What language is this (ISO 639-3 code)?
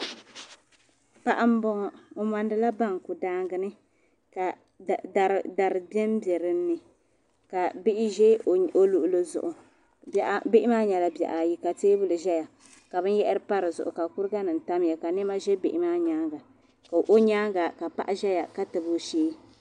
dag